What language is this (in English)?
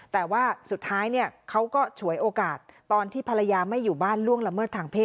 Thai